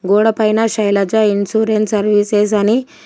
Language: Telugu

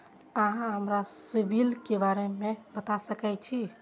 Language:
Maithili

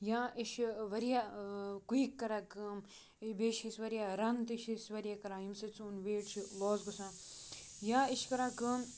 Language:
Kashmiri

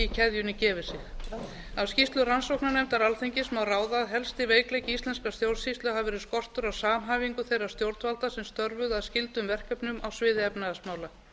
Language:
Icelandic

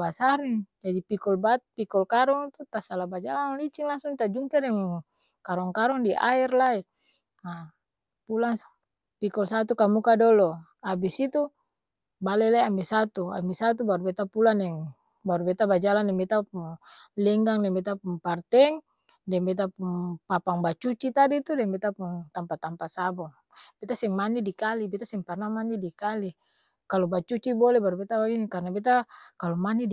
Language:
Ambonese Malay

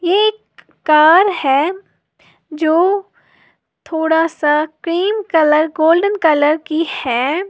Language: Hindi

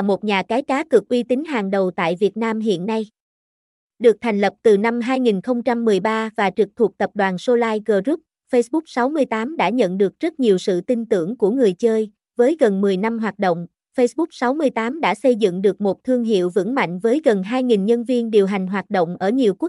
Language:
Vietnamese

